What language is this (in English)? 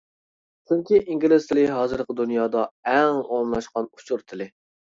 Uyghur